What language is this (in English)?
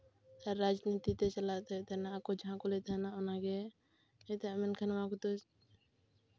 Santali